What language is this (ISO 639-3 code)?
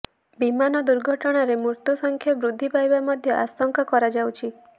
ori